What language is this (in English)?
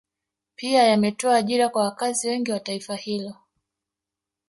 Swahili